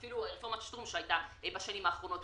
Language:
Hebrew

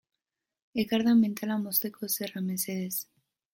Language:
Basque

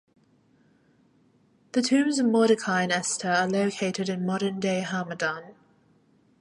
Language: English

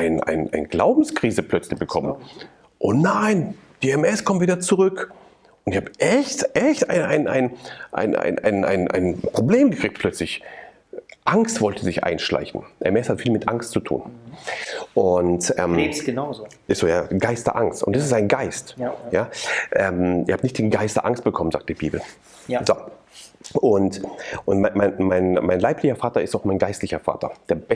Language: German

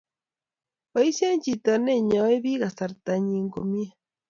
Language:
Kalenjin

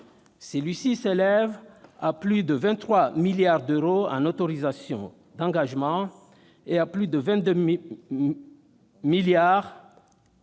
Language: French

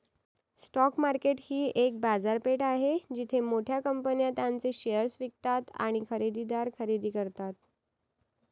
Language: Marathi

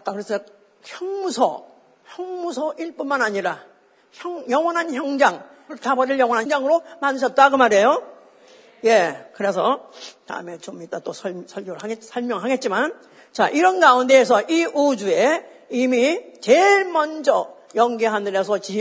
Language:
Korean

